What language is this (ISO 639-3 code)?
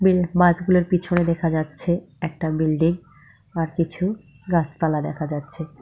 ben